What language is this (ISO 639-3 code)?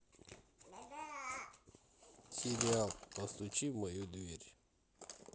rus